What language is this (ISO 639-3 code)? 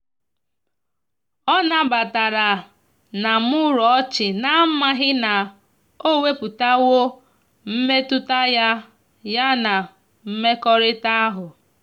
ibo